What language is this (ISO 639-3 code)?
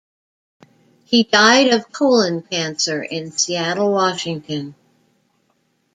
eng